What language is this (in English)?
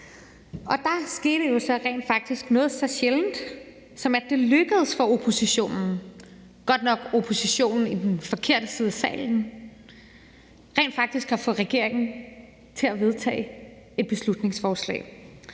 Danish